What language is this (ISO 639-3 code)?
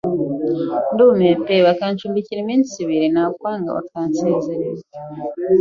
kin